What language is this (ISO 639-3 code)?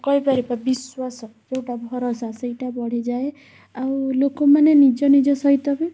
ori